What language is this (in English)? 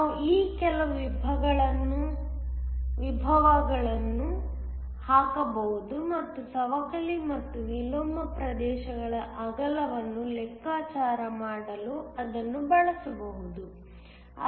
Kannada